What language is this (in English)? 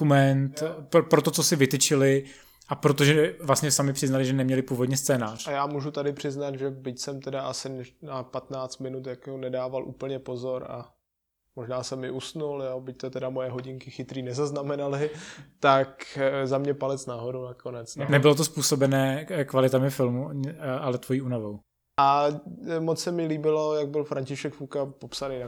Czech